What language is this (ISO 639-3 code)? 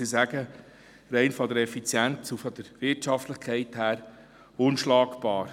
gsw